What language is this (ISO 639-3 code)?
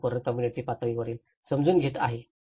mar